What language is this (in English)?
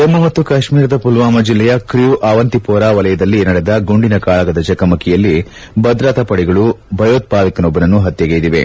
Kannada